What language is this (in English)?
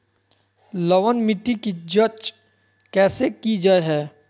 Magahi